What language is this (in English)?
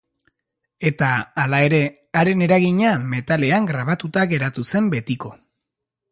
Basque